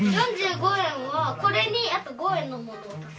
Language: Japanese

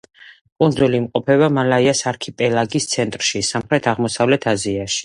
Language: Georgian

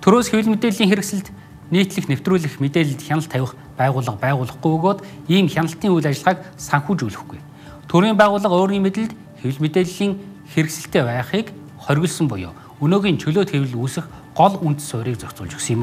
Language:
Arabic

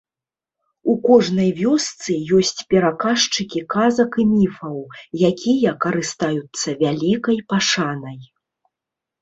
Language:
Belarusian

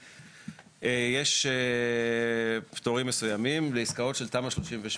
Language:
Hebrew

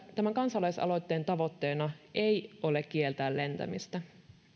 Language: Finnish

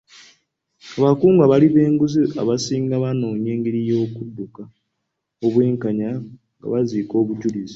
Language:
Ganda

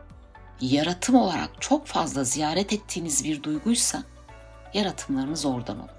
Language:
Turkish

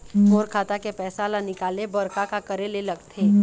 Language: Chhattisgarhi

